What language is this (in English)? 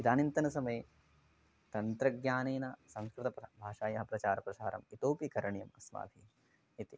Sanskrit